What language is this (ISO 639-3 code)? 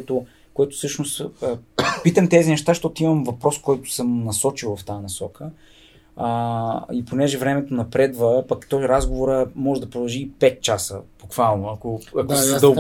bul